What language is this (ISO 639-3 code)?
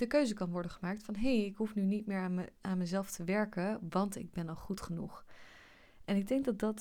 nld